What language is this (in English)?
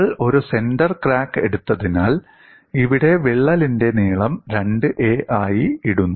Malayalam